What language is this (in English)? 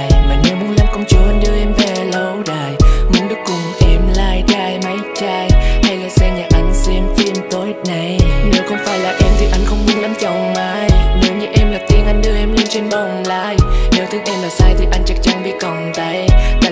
Vietnamese